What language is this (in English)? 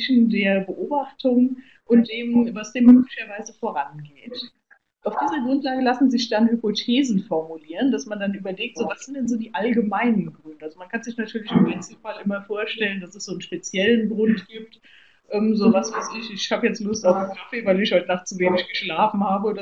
German